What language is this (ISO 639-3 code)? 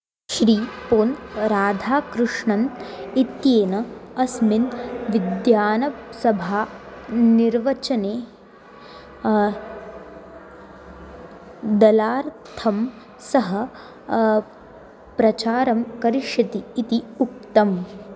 san